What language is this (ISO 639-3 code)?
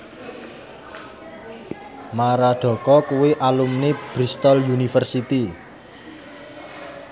jav